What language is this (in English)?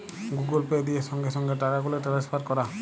Bangla